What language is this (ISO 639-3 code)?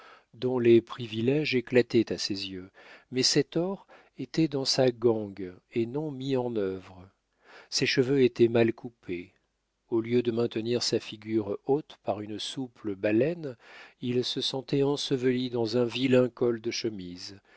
fra